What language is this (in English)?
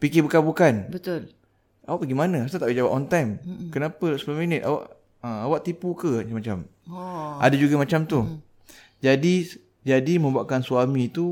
Malay